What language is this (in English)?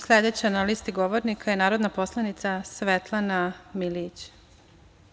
Serbian